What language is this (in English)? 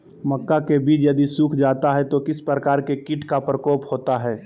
Magahi